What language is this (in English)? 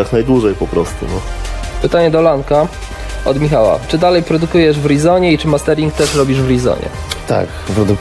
Polish